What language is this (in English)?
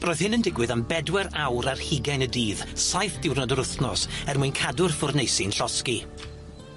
Welsh